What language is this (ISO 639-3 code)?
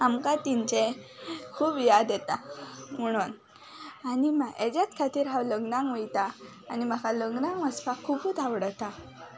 kok